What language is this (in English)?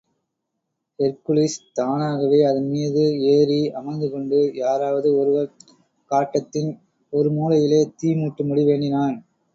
Tamil